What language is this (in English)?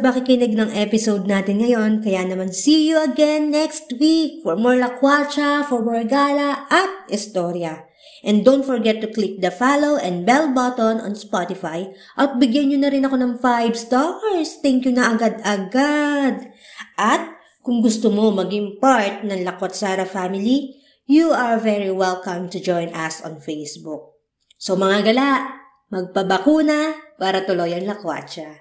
Filipino